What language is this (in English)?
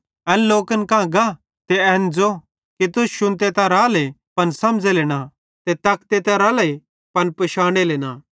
Bhadrawahi